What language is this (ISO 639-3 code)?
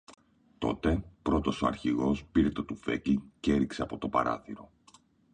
ell